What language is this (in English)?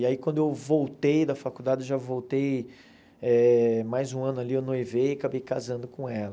Portuguese